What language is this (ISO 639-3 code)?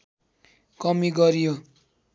nep